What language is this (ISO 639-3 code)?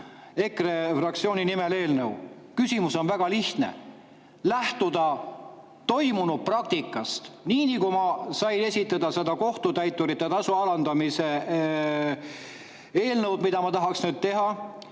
est